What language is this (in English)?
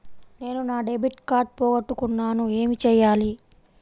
Telugu